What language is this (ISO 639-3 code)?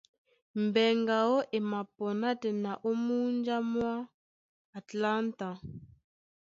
dua